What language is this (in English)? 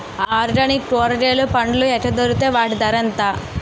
Telugu